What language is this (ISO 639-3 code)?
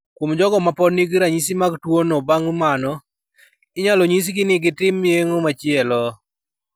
luo